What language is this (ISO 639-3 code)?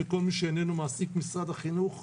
heb